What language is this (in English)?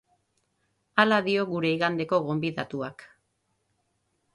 Basque